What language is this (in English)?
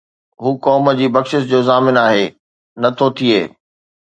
Sindhi